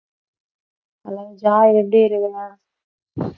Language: Tamil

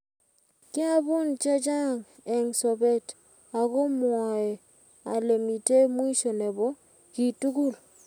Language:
Kalenjin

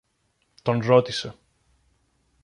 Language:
Greek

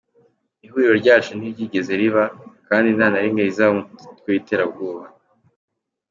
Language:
Kinyarwanda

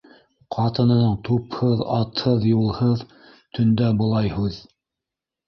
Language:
Bashkir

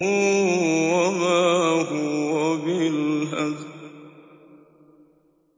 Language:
Arabic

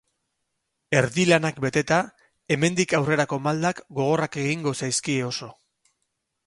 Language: Basque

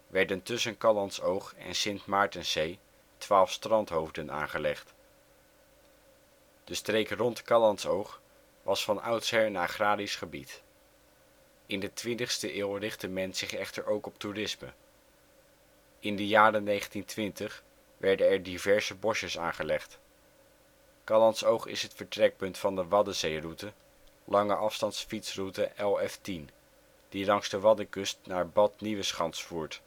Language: Dutch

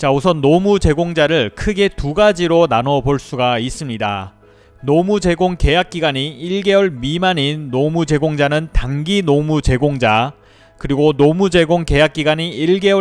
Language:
Korean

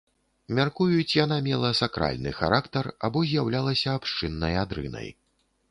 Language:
Belarusian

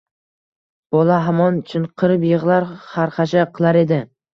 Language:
Uzbek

